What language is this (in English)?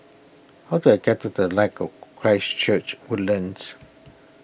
English